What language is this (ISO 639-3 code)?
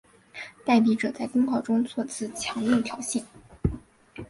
zho